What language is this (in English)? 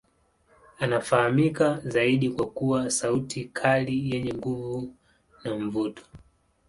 Swahili